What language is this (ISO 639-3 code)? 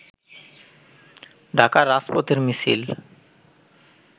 ben